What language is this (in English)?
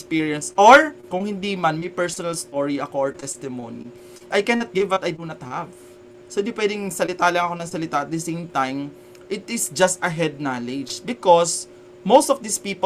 Filipino